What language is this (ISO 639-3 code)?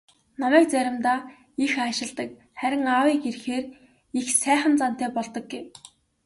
mon